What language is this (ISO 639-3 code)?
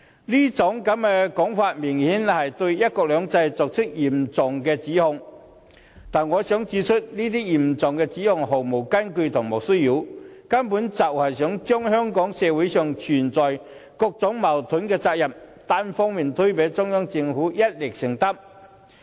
yue